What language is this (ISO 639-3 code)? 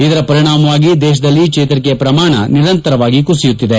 kan